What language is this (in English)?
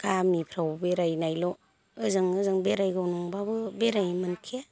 Bodo